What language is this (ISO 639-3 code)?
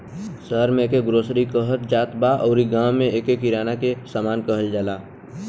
bho